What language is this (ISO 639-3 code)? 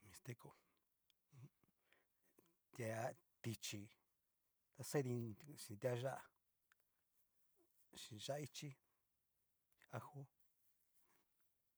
miu